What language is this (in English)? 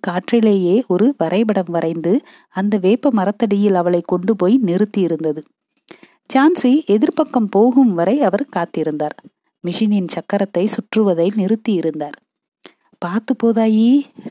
Tamil